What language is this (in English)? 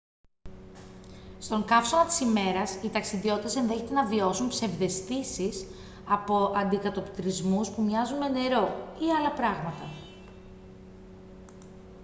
Greek